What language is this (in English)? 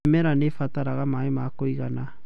Kikuyu